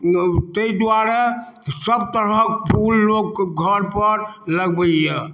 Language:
Maithili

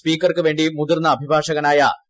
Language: Malayalam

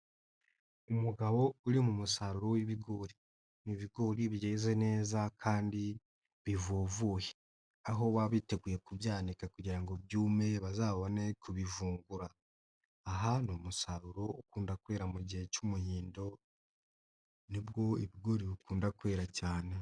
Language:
Kinyarwanda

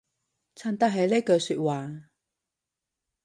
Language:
Cantonese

